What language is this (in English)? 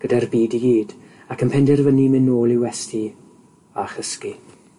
Welsh